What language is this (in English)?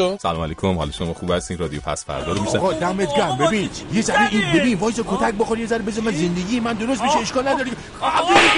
Persian